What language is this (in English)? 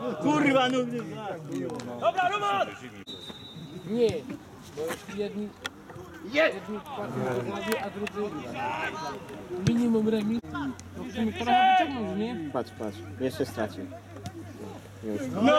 Polish